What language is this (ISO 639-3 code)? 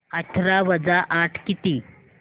mar